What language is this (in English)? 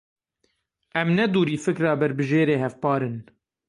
Kurdish